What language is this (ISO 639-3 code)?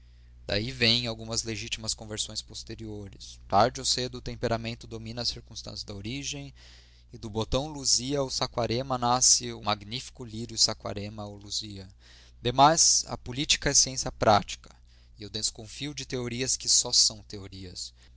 por